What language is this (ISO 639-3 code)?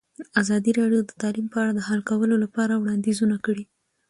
pus